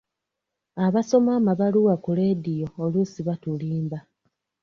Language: Ganda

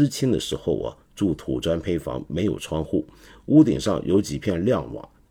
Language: Chinese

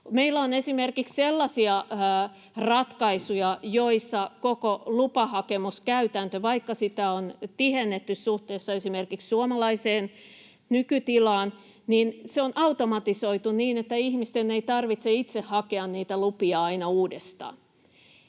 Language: Finnish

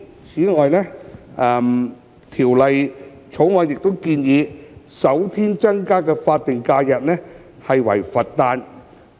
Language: Cantonese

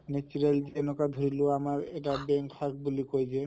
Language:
Assamese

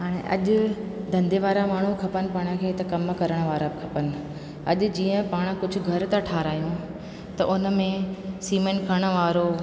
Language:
Sindhi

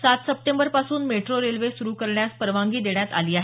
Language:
Marathi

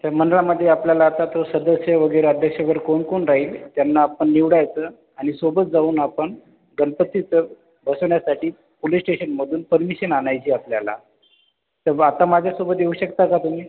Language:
Marathi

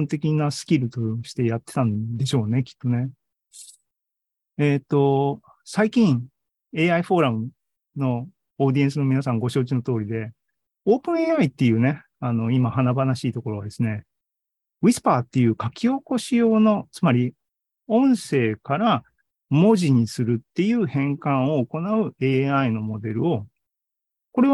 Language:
Japanese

